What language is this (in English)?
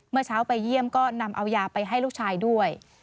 Thai